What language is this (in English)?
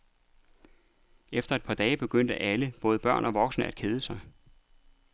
Danish